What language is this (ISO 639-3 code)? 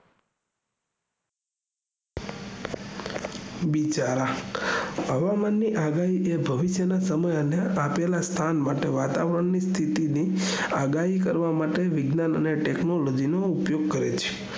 guj